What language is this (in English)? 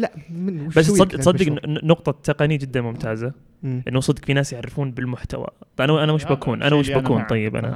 Arabic